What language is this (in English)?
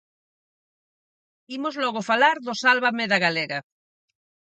Galician